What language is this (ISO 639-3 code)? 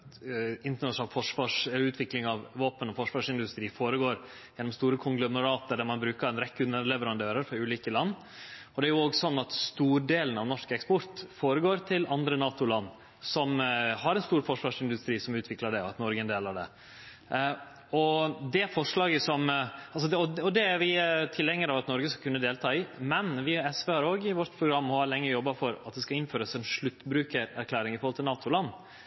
nno